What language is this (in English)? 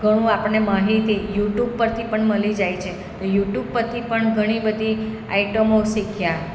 Gujarati